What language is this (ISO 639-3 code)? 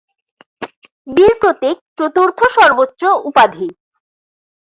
ben